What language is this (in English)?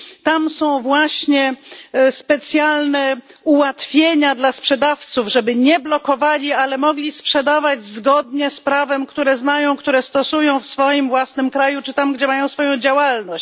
Polish